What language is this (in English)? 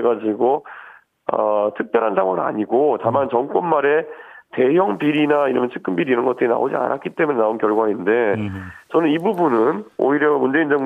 Korean